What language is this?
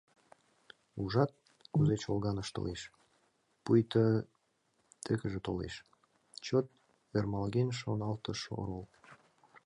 Mari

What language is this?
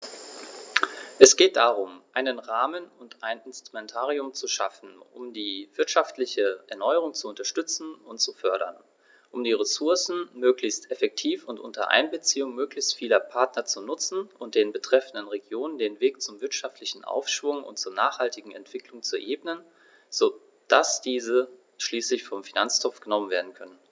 German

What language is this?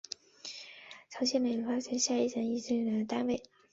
Chinese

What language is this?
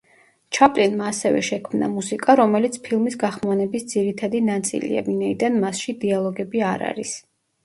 Georgian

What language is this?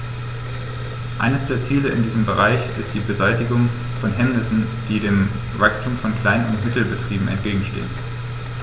German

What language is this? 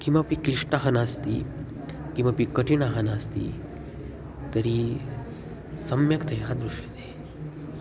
Sanskrit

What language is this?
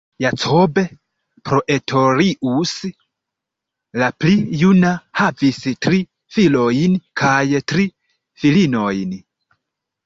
Esperanto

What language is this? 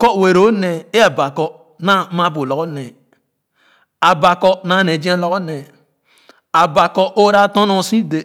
Khana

